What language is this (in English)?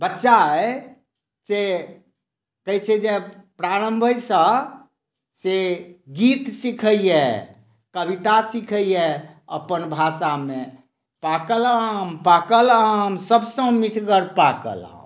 Maithili